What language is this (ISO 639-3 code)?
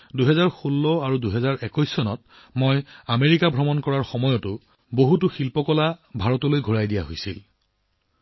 asm